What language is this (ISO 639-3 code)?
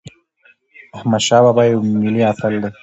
pus